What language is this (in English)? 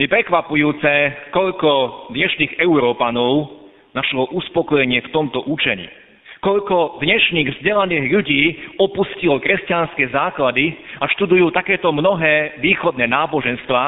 Slovak